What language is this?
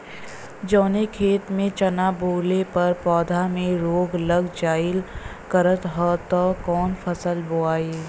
Bhojpuri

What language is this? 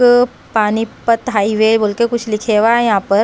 Hindi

